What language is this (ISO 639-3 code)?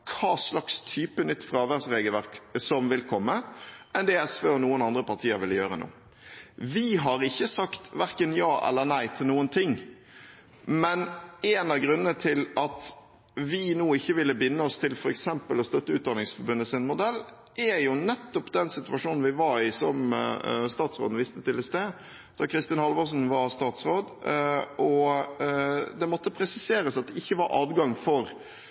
nob